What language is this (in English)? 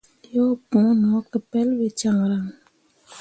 Mundang